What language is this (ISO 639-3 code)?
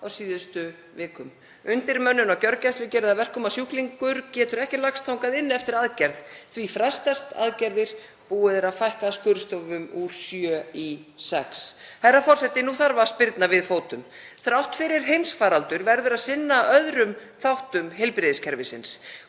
isl